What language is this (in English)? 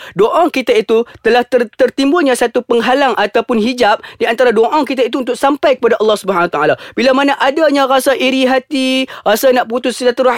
Malay